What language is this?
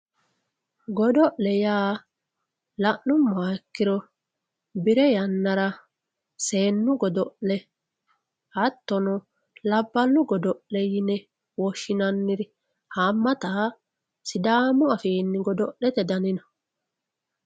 Sidamo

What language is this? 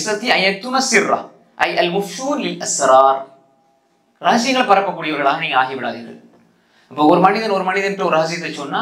Arabic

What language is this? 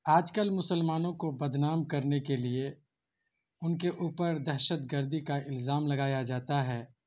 Urdu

